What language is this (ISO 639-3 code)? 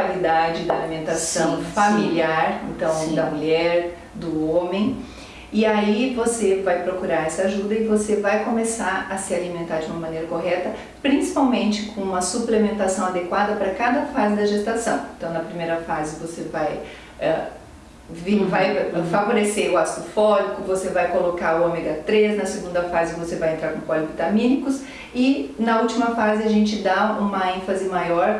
por